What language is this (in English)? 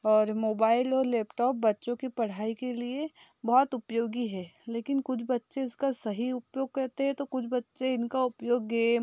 Hindi